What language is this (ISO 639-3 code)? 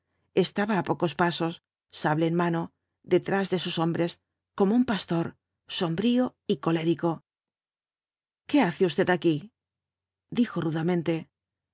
spa